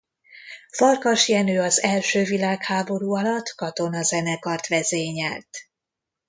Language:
Hungarian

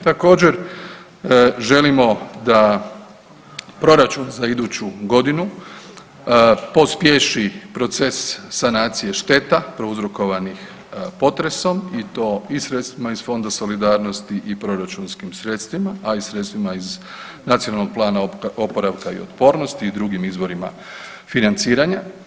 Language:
Croatian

